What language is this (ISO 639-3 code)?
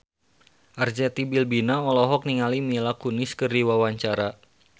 sun